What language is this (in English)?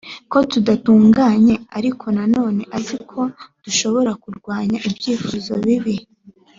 Kinyarwanda